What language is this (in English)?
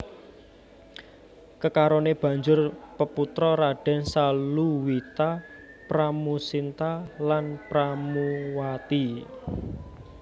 Javanese